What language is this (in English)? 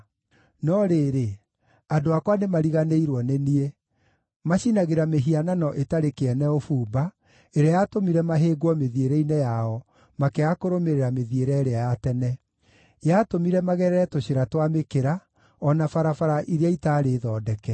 Kikuyu